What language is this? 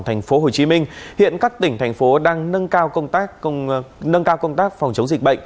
Vietnamese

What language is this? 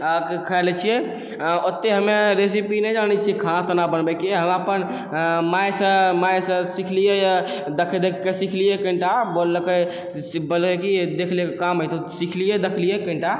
Maithili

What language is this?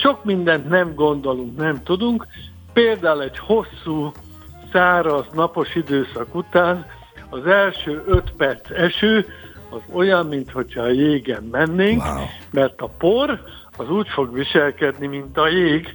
Hungarian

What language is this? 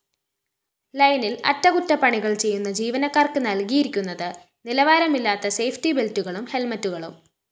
Malayalam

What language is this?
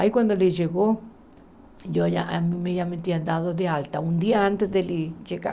Portuguese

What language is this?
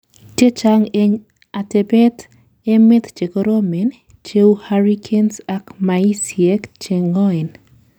Kalenjin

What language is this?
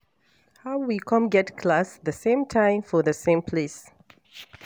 Nigerian Pidgin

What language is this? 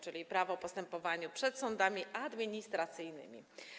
Polish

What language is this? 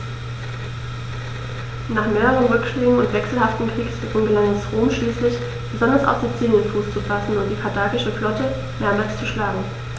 German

